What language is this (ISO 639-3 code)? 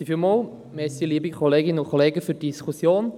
gsw